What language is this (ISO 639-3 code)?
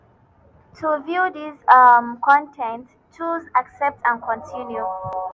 pcm